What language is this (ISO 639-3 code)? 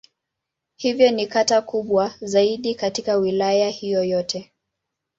swa